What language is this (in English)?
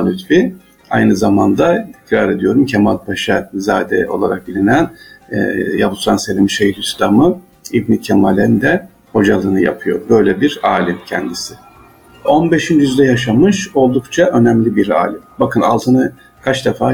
Turkish